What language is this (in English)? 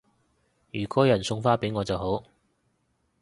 Cantonese